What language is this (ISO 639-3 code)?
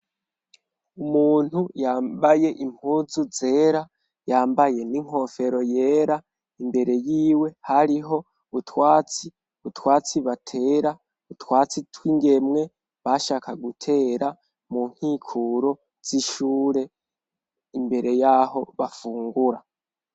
run